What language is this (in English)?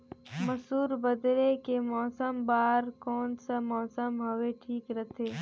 Chhattisgarhi